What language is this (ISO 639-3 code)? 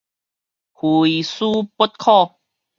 nan